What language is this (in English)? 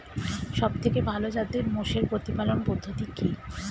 Bangla